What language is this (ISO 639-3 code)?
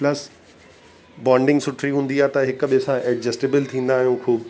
snd